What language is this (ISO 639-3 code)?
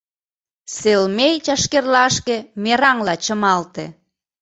chm